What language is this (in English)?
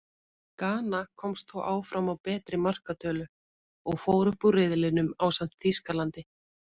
Icelandic